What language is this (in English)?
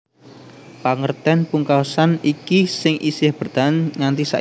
Javanese